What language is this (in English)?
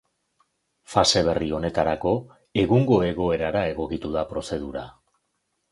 Basque